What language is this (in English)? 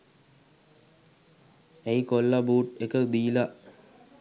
Sinhala